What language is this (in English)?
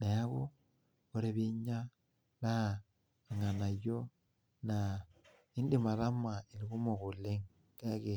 Masai